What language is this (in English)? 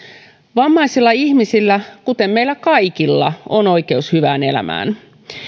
Finnish